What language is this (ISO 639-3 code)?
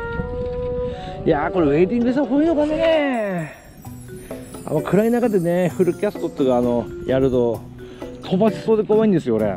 jpn